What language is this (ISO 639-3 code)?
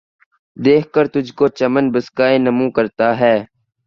urd